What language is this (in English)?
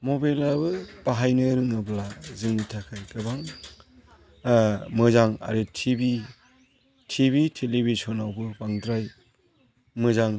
Bodo